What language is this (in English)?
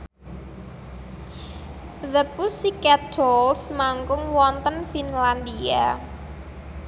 Javanese